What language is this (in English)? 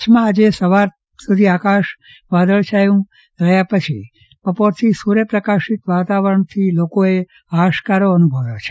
Gujarati